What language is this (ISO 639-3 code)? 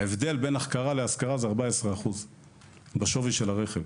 heb